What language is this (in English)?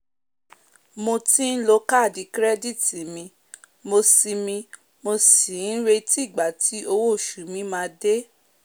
Yoruba